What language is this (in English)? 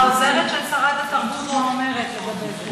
Hebrew